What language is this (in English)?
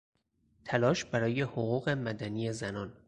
Persian